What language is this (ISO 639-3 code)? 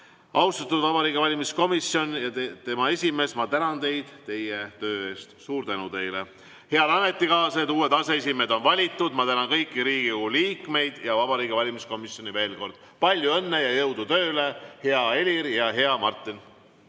est